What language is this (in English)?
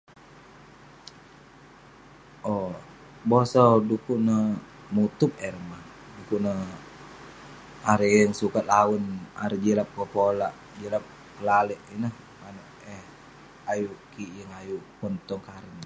Western Penan